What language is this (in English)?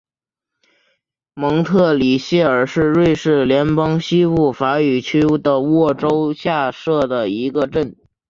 Chinese